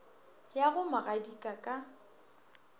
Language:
Northern Sotho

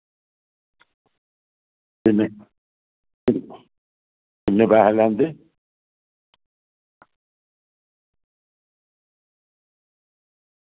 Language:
Dogri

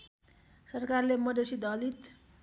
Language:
Nepali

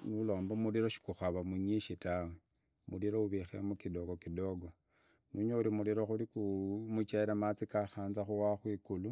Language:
Idakho-Isukha-Tiriki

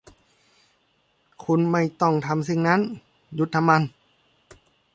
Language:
Thai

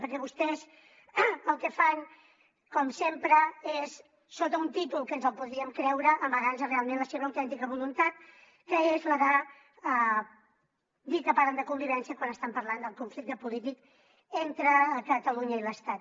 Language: Catalan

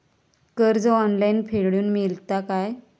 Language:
Marathi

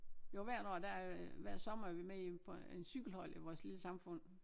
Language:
Danish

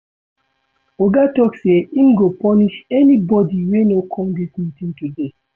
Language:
Nigerian Pidgin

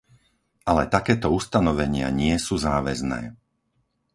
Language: Slovak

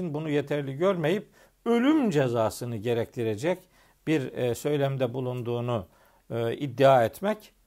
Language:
Turkish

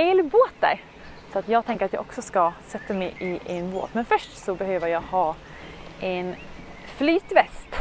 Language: Swedish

